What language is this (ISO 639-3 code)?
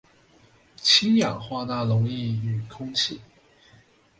zho